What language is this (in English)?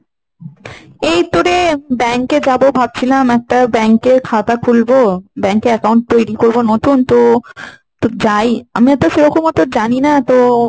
Bangla